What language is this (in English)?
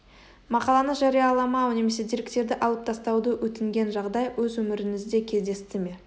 Kazakh